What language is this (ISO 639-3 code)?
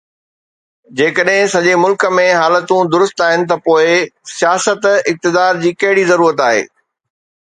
snd